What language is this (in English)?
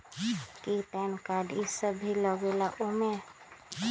Magahi